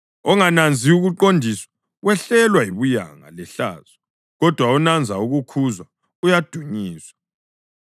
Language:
North Ndebele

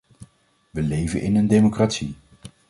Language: Dutch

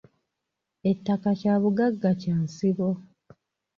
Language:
Ganda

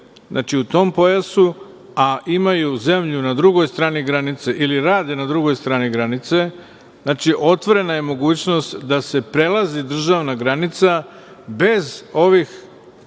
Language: Serbian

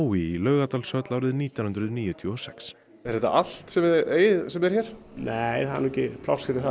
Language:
Icelandic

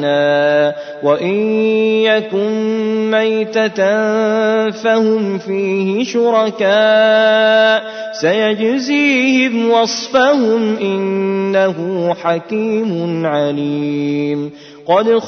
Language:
Arabic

